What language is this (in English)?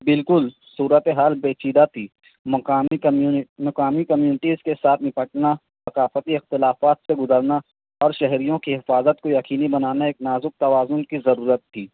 Urdu